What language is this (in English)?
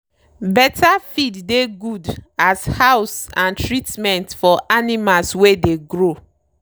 Nigerian Pidgin